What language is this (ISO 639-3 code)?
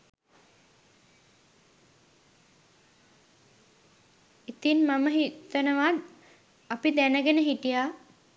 sin